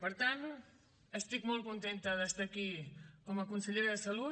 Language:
Catalan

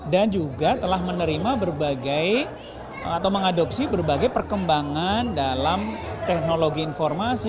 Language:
Indonesian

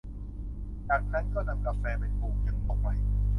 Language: Thai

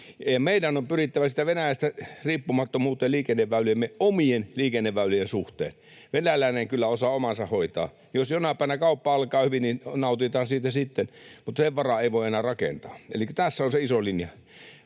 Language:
Finnish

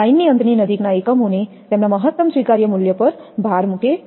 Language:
Gujarati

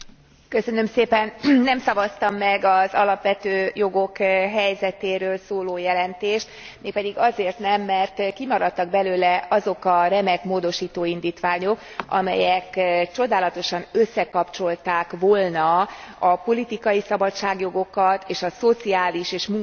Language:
Hungarian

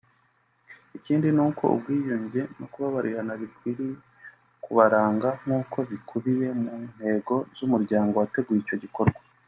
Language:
Kinyarwanda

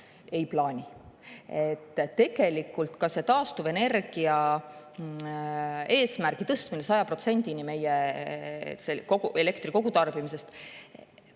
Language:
Estonian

